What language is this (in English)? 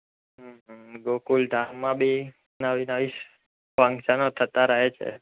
Gujarati